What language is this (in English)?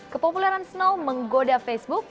Indonesian